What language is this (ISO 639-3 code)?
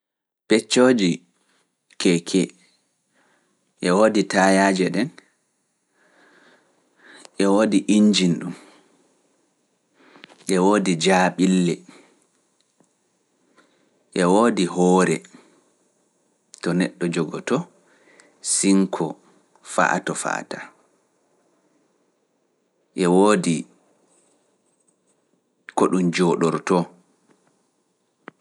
ful